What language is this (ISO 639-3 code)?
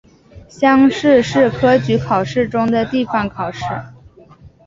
zho